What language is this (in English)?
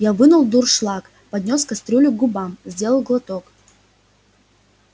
Russian